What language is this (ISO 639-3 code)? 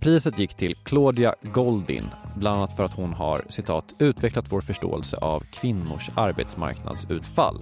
swe